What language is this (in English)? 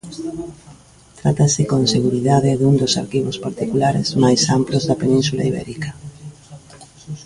Galician